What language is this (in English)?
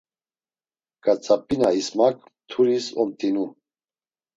Laz